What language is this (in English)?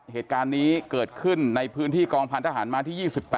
Thai